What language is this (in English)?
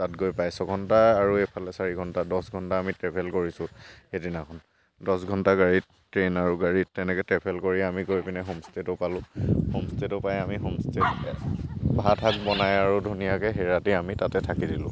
Assamese